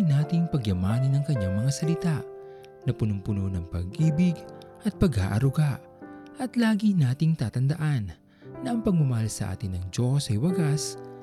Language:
Filipino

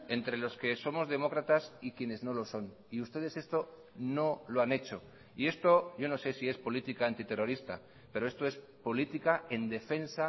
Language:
Spanish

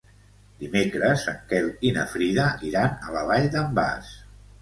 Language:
Catalan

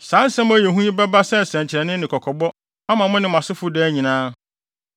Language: Akan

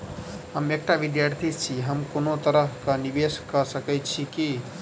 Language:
Maithili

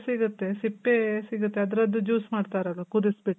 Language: Kannada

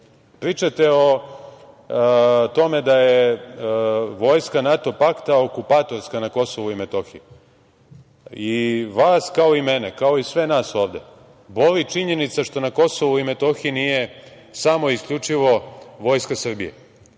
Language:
Serbian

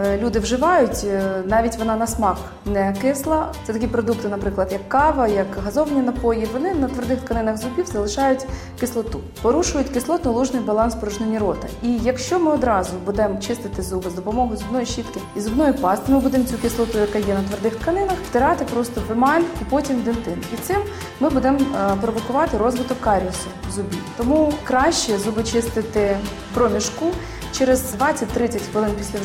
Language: Ukrainian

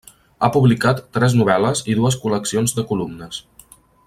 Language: Catalan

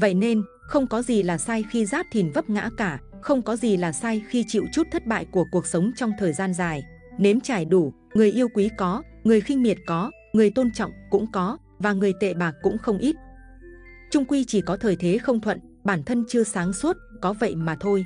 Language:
Vietnamese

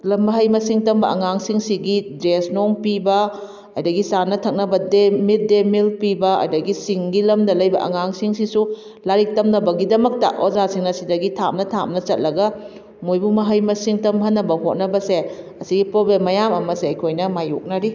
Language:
Manipuri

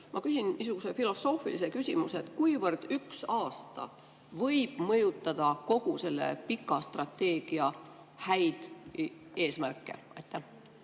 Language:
Estonian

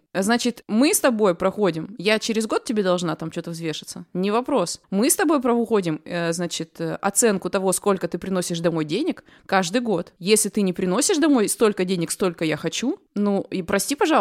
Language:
Russian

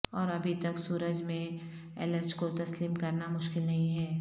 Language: Urdu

